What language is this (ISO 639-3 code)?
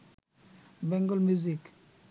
ben